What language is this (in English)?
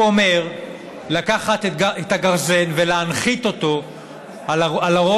Hebrew